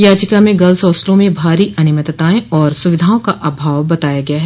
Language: Hindi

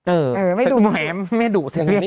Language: Thai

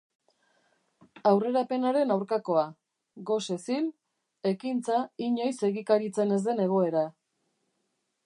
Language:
Basque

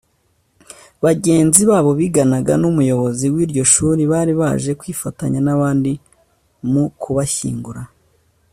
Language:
Kinyarwanda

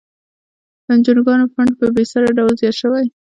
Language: Pashto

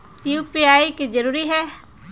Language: Magahi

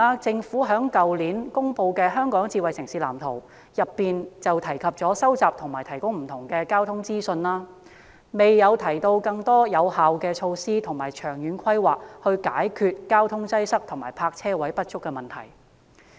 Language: Cantonese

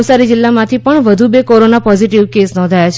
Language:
Gujarati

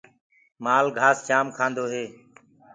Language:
Gurgula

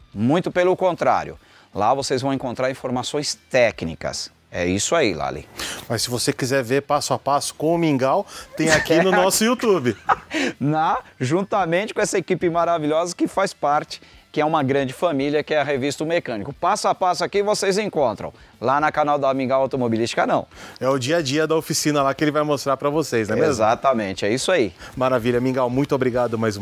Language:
Portuguese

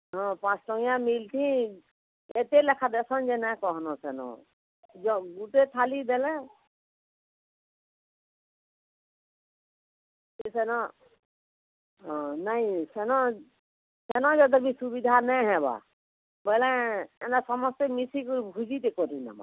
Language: Odia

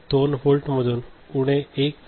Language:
Marathi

